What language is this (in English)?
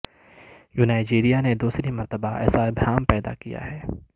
Urdu